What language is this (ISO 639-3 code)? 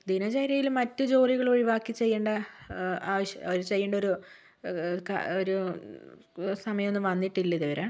mal